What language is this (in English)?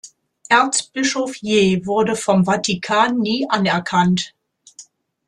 German